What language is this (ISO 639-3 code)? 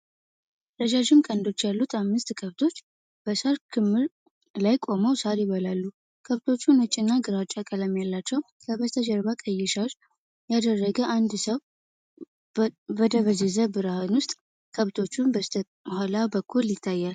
amh